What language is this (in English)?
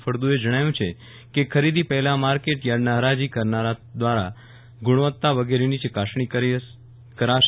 Gujarati